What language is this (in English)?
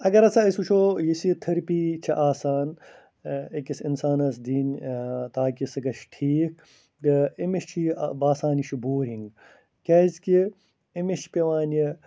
Kashmiri